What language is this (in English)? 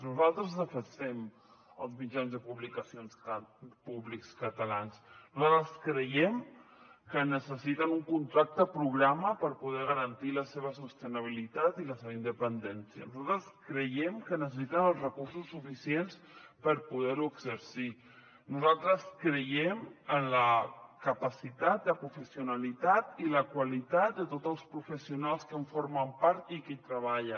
Catalan